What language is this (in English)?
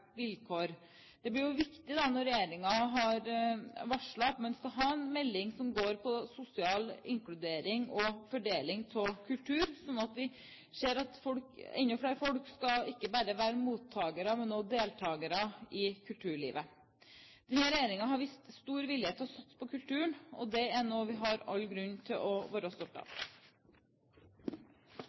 Norwegian Bokmål